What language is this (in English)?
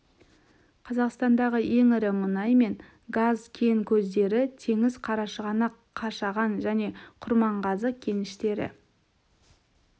Kazakh